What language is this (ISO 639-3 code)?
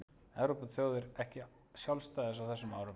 isl